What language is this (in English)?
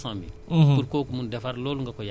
Wolof